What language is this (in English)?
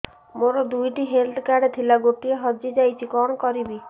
Odia